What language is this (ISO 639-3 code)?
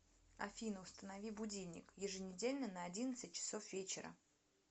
rus